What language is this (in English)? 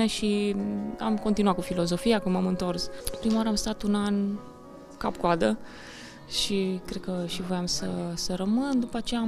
Romanian